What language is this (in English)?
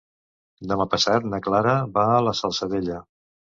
Catalan